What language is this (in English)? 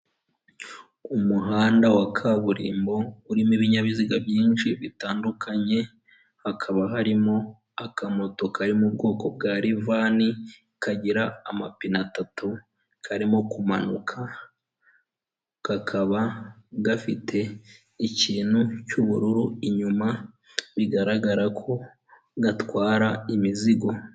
Kinyarwanda